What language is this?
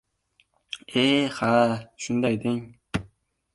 Uzbek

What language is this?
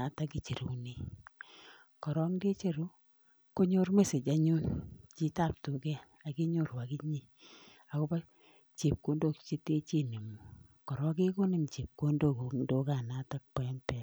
Kalenjin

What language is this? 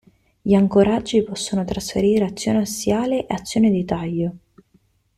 Italian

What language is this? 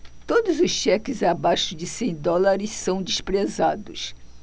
Portuguese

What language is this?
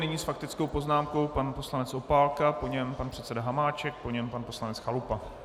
Czech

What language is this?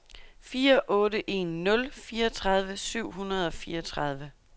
Danish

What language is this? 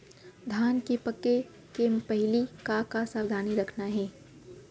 Chhattisgarhi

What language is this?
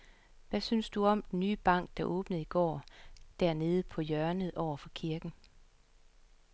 Danish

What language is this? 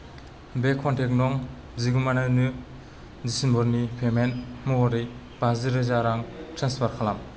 Bodo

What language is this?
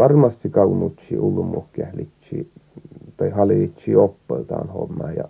Finnish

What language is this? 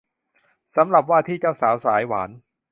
Thai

